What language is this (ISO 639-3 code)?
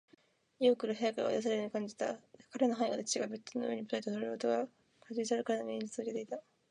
jpn